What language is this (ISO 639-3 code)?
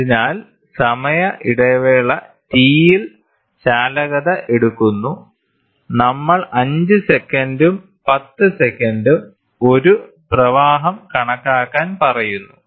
mal